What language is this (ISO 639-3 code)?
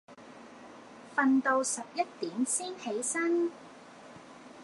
yue